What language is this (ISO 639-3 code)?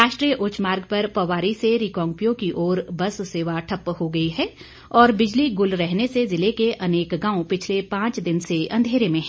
hin